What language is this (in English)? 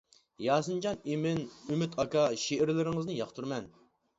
Uyghur